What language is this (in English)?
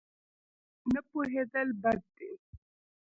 Pashto